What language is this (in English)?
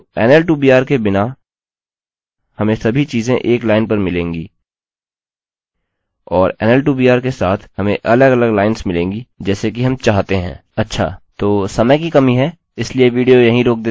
Hindi